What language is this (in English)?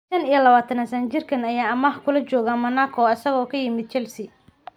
Somali